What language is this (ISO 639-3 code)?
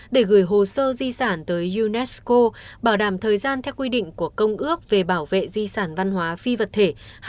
vie